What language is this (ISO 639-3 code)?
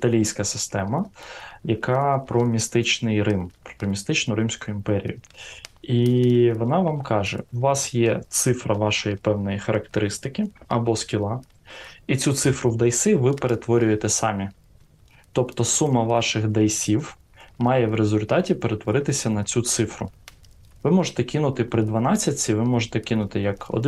ukr